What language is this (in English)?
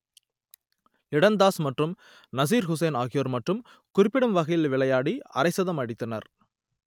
Tamil